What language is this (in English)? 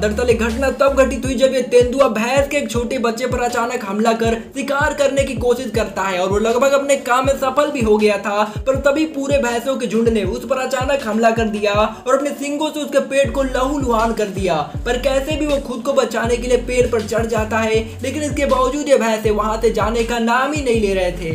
Hindi